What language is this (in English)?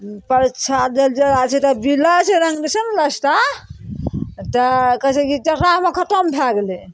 Maithili